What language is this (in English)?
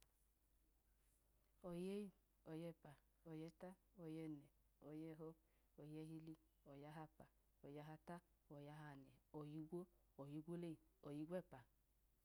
Idoma